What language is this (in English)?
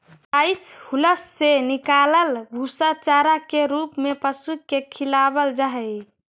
Magahi